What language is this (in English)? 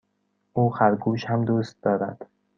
Persian